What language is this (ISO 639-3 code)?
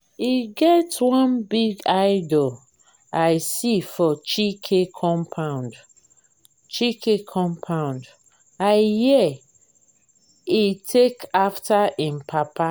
pcm